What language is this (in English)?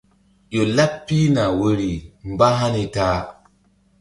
Mbum